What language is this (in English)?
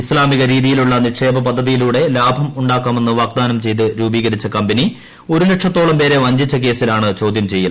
Malayalam